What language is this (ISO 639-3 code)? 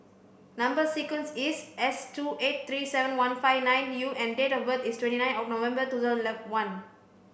eng